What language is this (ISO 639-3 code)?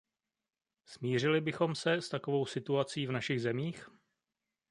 ces